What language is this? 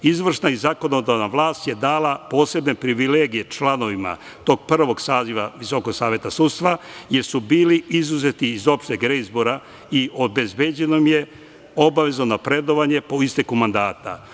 Serbian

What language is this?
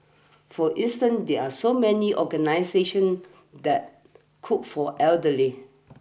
English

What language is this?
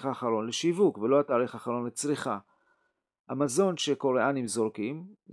Hebrew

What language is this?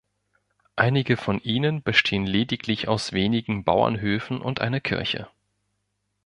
German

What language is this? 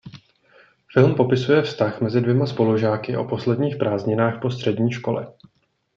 Czech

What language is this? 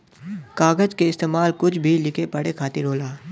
Bhojpuri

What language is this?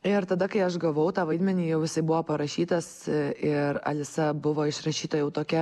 Lithuanian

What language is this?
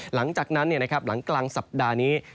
Thai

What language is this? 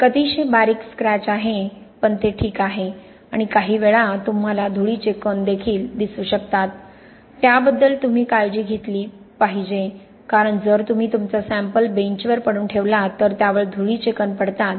Marathi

